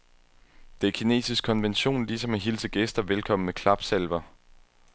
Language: Danish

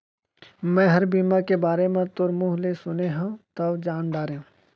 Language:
Chhattisgarhi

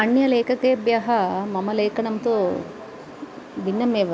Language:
Sanskrit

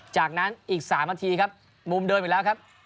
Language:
Thai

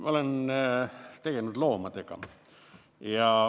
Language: Estonian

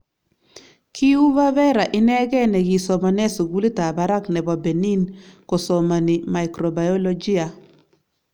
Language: Kalenjin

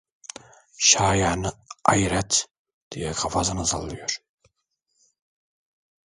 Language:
Turkish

